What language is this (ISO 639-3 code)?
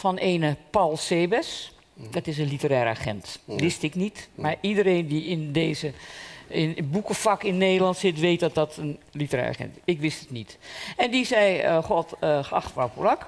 nld